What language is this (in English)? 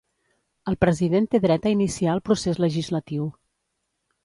Catalan